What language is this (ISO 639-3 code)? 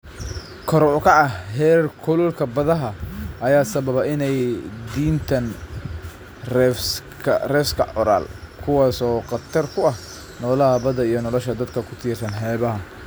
som